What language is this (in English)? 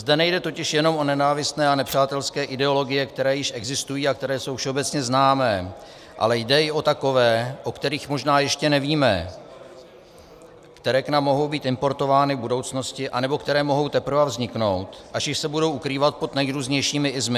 Czech